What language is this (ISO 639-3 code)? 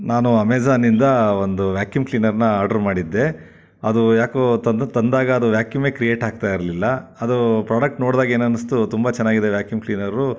kan